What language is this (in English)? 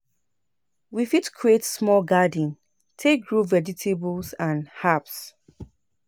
Nigerian Pidgin